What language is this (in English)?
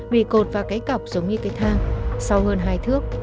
Vietnamese